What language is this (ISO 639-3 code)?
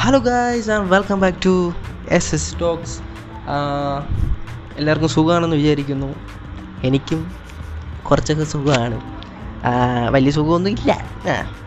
mal